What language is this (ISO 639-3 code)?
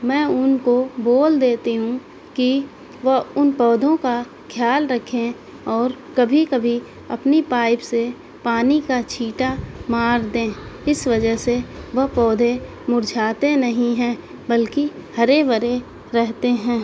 urd